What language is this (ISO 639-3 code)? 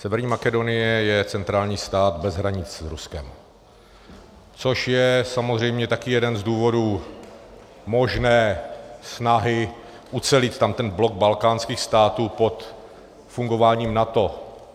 ces